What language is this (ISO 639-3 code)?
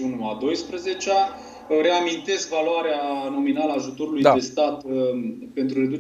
ron